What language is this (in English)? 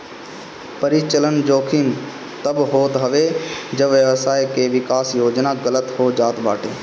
Bhojpuri